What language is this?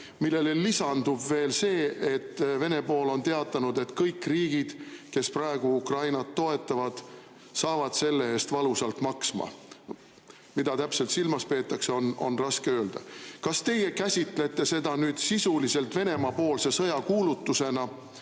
Estonian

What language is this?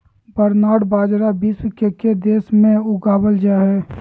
Magahi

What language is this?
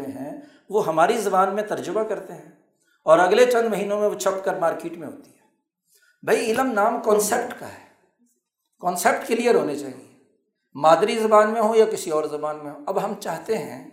Urdu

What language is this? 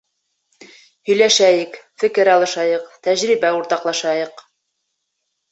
Bashkir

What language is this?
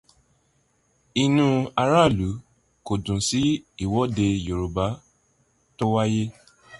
Yoruba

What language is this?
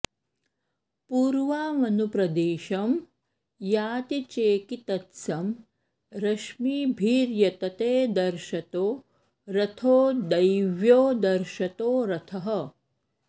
Sanskrit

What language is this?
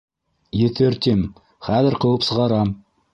Bashkir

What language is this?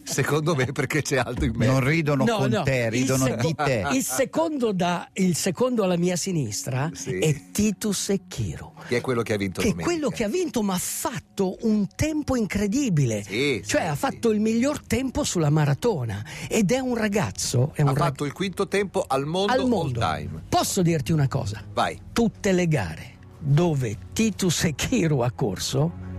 Italian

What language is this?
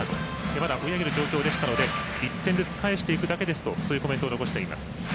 Japanese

